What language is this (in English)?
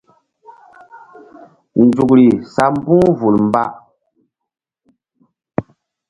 Mbum